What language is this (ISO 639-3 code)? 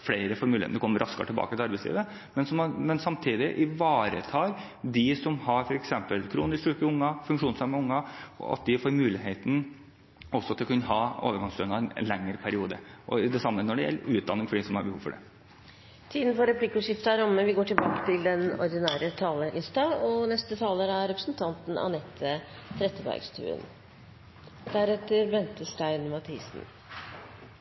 nor